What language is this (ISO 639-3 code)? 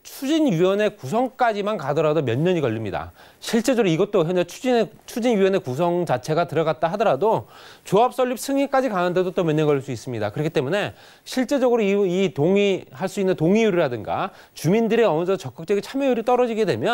kor